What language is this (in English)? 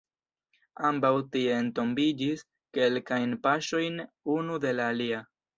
Esperanto